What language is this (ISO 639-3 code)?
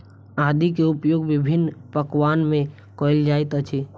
mai